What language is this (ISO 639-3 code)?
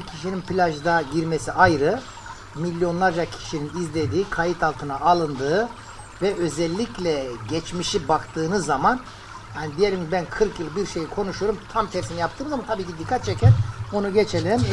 tur